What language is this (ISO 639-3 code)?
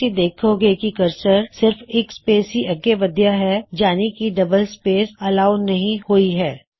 pan